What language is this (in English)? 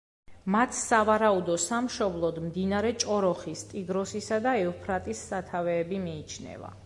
Georgian